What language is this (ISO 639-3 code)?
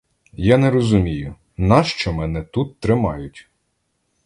ukr